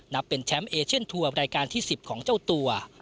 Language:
Thai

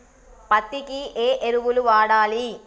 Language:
Telugu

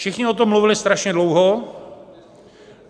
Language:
Czech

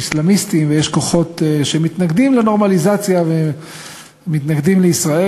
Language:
Hebrew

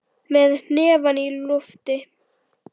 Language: Icelandic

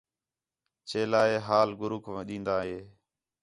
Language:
Khetrani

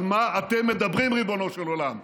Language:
Hebrew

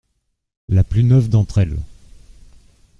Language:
French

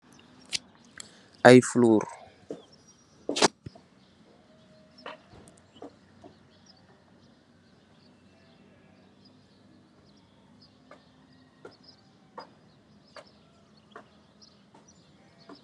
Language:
Wolof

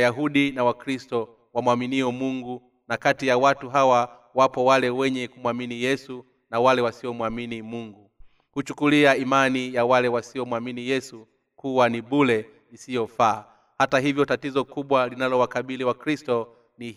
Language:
Swahili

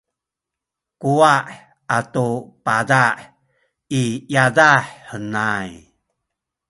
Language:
Sakizaya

